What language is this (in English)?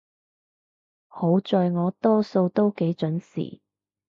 Cantonese